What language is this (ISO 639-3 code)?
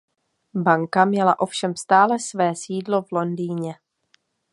ces